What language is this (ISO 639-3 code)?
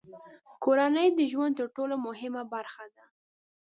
pus